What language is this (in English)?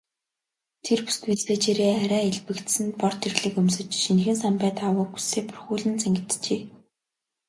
Mongolian